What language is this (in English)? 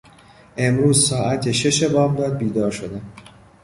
Persian